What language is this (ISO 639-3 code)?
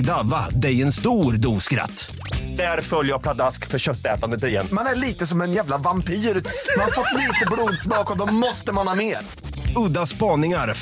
swe